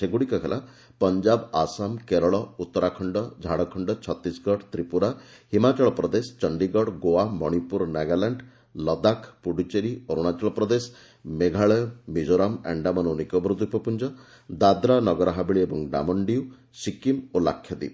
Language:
Odia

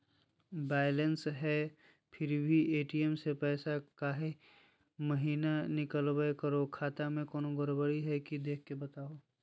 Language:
Magahi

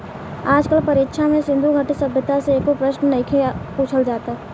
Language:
Bhojpuri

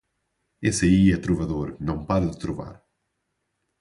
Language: Portuguese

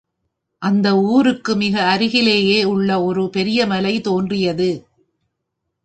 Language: Tamil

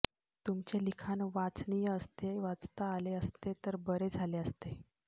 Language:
Marathi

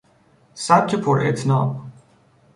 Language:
Persian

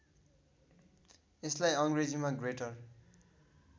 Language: Nepali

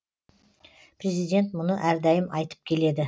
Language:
Kazakh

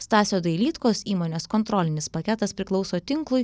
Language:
Lithuanian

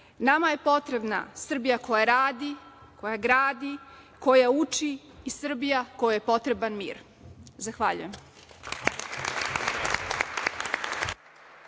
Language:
Serbian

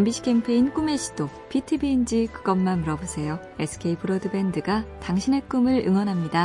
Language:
Korean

